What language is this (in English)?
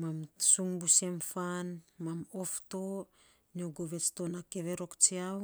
Saposa